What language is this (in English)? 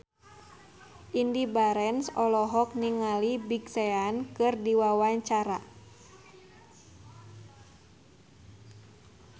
Sundanese